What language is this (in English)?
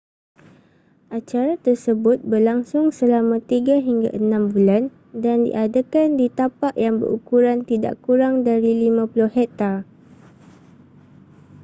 Malay